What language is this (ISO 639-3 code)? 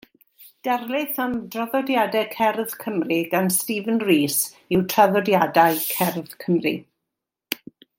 cym